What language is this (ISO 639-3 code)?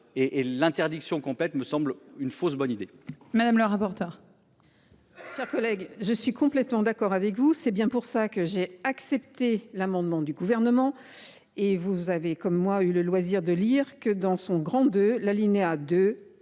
fra